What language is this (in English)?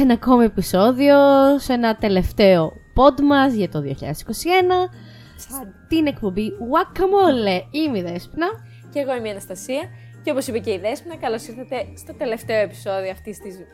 Greek